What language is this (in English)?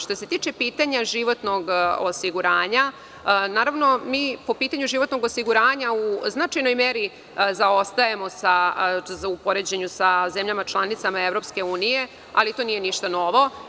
Serbian